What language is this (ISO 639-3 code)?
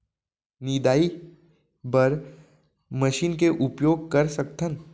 hne